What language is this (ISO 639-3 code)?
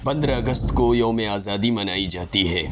urd